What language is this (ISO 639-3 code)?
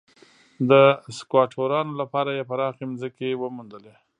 pus